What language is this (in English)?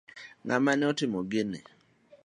Luo (Kenya and Tanzania)